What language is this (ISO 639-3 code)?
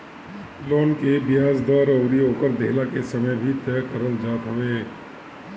bho